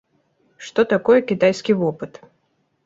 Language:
Belarusian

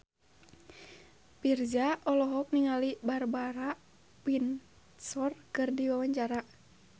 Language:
Sundanese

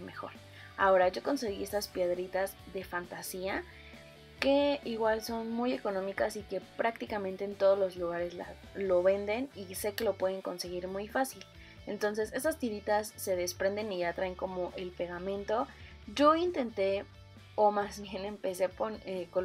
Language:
Spanish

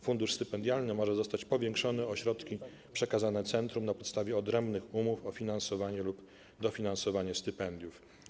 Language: Polish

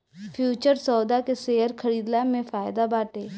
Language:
Bhojpuri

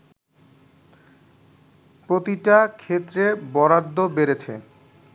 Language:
Bangla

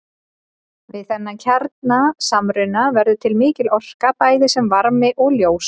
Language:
Icelandic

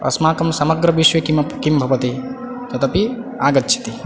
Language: Sanskrit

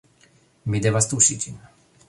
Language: Esperanto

